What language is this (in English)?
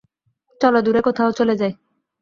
Bangla